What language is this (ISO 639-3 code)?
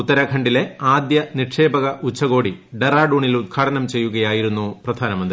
mal